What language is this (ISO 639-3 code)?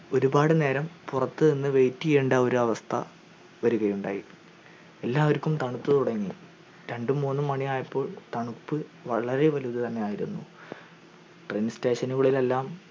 mal